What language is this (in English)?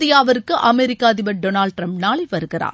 Tamil